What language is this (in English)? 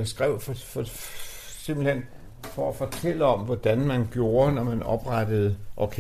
Danish